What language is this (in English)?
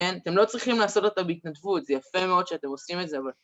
Hebrew